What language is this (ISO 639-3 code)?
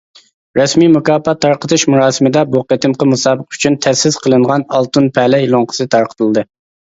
uig